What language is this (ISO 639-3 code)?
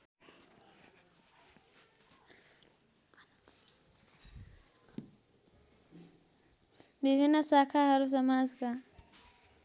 nep